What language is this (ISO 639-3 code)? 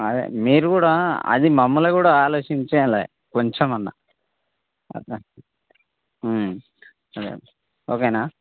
tel